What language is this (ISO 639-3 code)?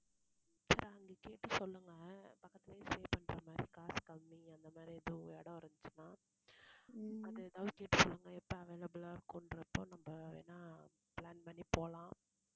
tam